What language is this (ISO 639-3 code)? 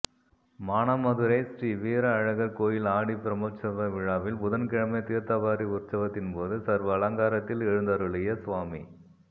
tam